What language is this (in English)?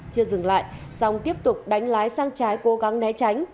Vietnamese